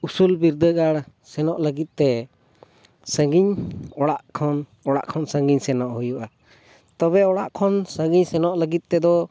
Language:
Santali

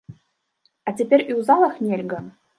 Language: Belarusian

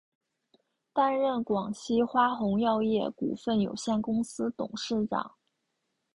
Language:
Chinese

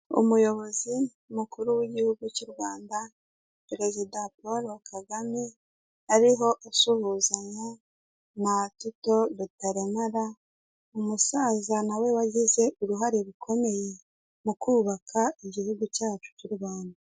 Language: Kinyarwanda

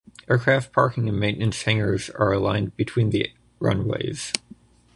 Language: English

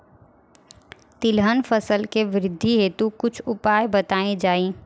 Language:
Bhojpuri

